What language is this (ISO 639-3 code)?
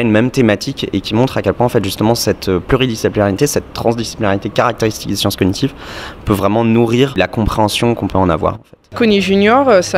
fra